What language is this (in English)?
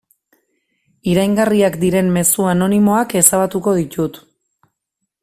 Basque